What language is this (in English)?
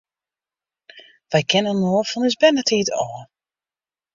Western Frisian